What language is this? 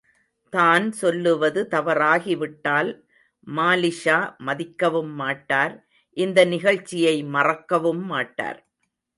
Tamil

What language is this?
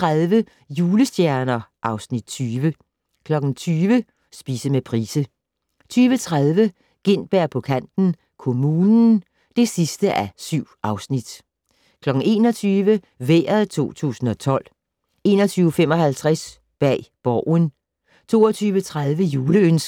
Danish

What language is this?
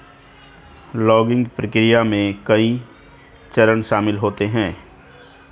Hindi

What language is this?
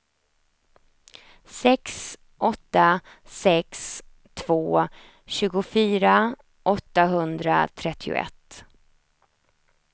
Swedish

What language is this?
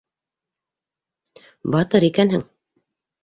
Bashkir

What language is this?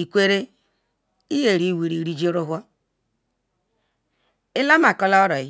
Ikwere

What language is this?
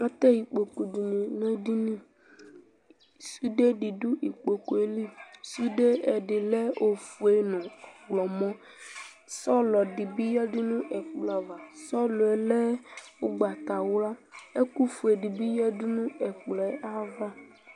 Ikposo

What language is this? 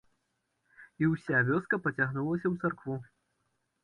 Belarusian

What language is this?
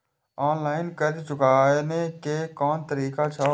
Maithili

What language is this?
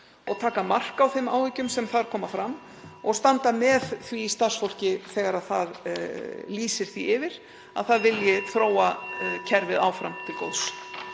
Icelandic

